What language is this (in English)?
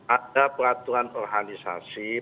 Indonesian